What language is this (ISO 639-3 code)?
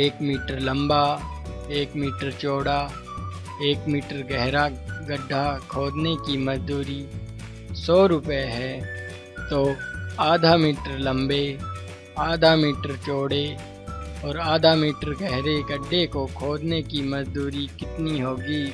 hin